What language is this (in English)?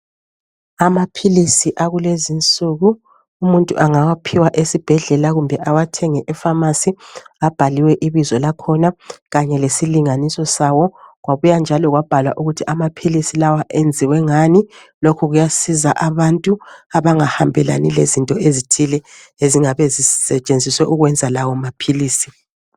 North Ndebele